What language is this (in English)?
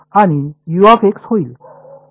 Marathi